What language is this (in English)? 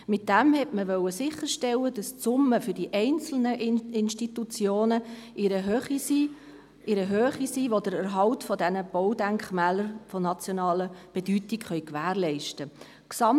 Swiss German